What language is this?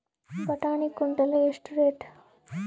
Kannada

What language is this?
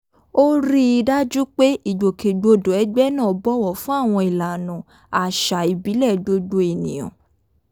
Yoruba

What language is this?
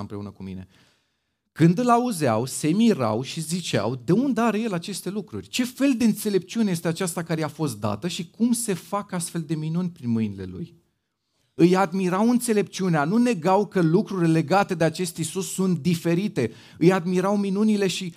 Romanian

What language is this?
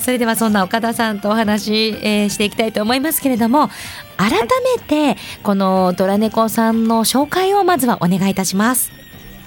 Japanese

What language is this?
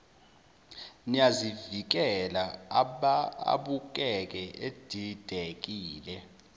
Zulu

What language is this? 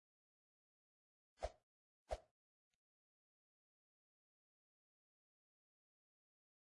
English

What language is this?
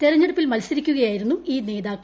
Malayalam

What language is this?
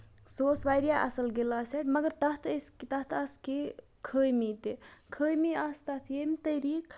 Kashmiri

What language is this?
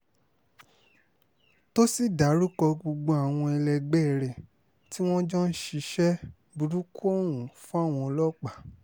Yoruba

